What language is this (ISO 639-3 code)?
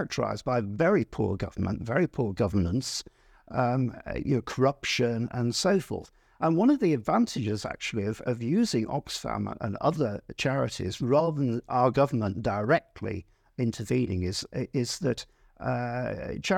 eng